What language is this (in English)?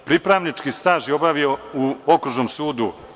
Serbian